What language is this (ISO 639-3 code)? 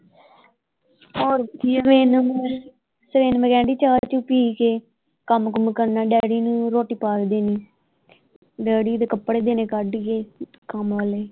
pan